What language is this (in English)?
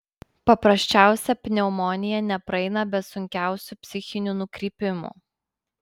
Lithuanian